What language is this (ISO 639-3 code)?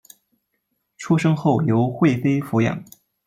zho